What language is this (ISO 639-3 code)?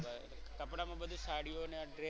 guj